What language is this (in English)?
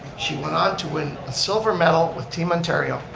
English